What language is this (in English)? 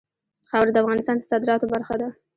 Pashto